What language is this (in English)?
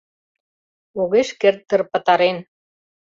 Mari